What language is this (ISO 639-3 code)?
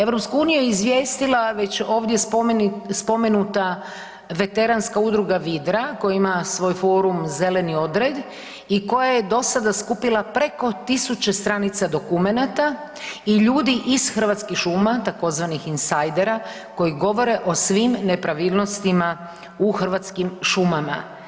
hrv